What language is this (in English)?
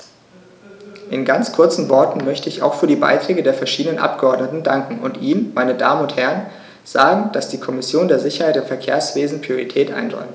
German